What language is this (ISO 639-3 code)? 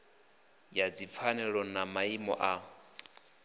ven